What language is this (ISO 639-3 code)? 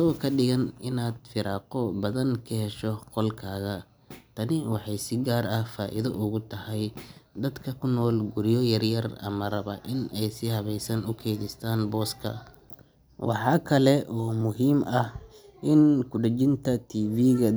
som